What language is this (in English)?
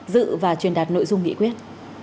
Vietnamese